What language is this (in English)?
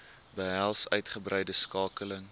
Afrikaans